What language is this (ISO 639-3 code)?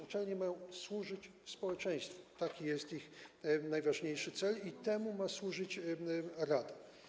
pol